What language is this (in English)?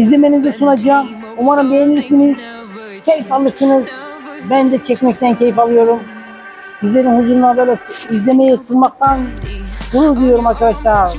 Turkish